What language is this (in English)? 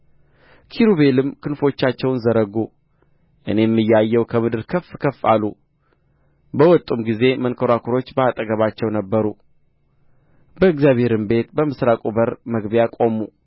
Amharic